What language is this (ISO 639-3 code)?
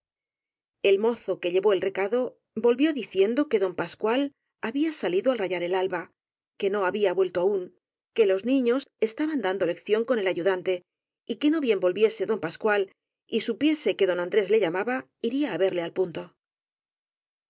spa